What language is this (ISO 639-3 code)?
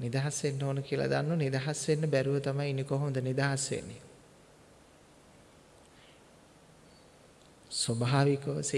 sin